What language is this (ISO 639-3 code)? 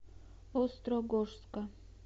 rus